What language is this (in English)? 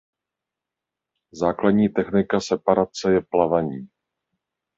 Czech